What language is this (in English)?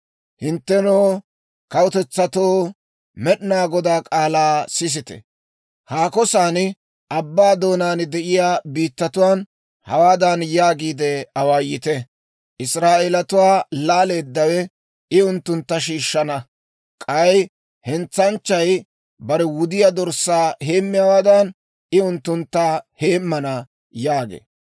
Dawro